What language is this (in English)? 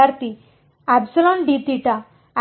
Kannada